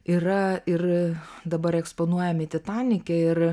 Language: Lithuanian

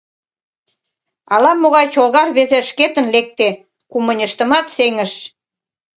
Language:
Mari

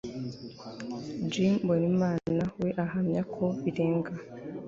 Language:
Kinyarwanda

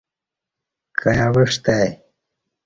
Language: Kati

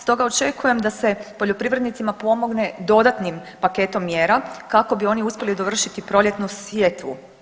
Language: Croatian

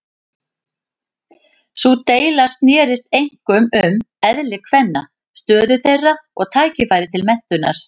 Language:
Icelandic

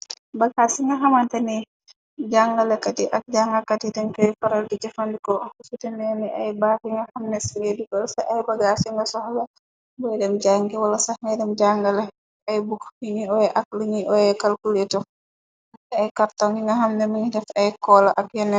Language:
Wolof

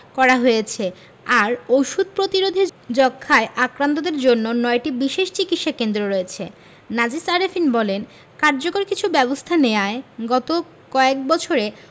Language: Bangla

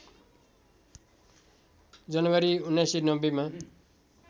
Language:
Nepali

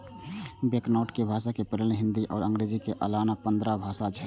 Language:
Maithili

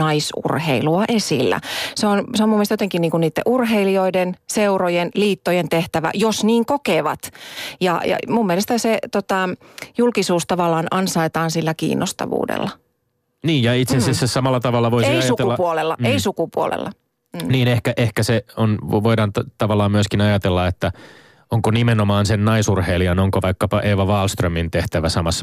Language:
Finnish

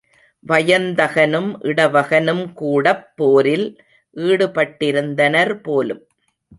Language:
Tamil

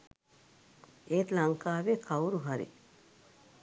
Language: Sinhala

